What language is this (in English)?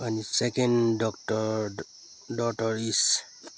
Nepali